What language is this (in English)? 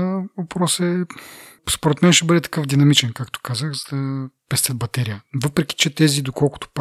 Bulgarian